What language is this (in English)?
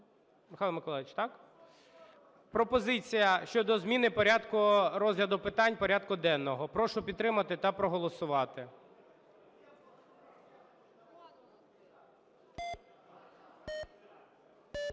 Ukrainian